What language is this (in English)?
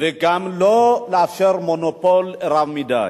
Hebrew